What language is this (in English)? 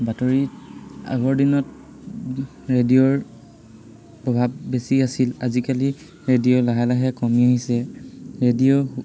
Assamese